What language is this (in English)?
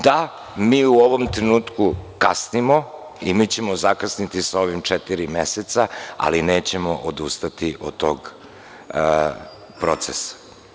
Serbian